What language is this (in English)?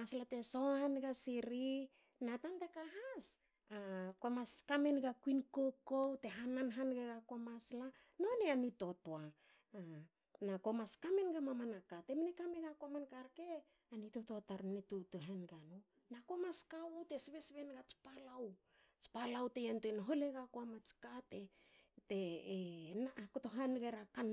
Hakö